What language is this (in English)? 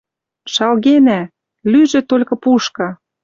Western Mari